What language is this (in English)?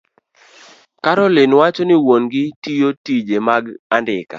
Luo (Kenya and Tanzania)